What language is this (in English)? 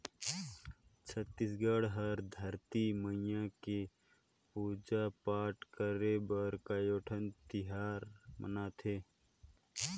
Chhattisgarhi